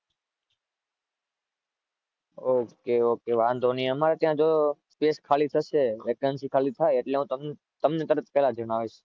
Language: Gujarati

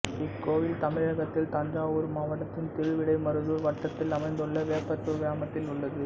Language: Tamil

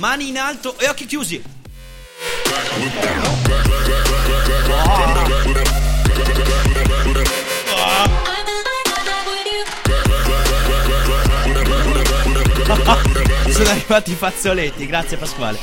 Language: Italian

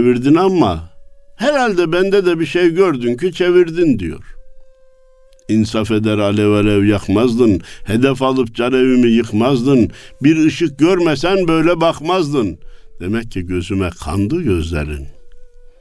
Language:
Turkish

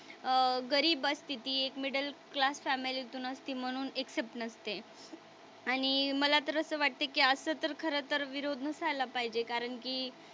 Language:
Marathi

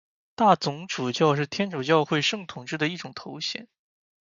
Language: Chinese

